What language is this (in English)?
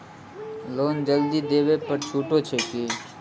Maithili